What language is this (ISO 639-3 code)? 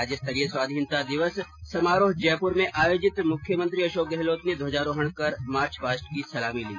hin